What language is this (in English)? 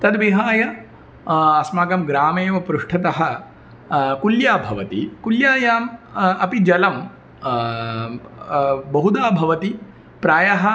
Sanskrit